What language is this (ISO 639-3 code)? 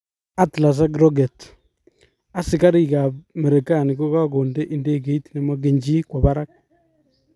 kln